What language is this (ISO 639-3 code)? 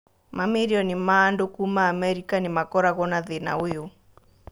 kik